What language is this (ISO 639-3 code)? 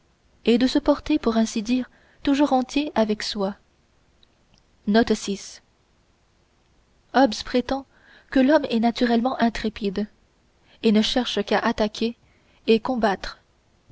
fra